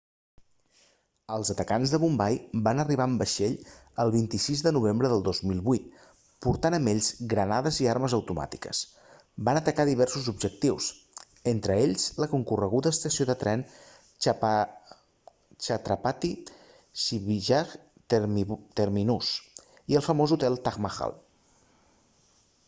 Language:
Catalan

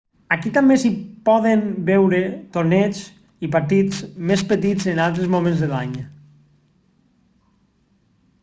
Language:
Catalan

